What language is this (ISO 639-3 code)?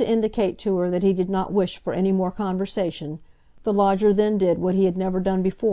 eng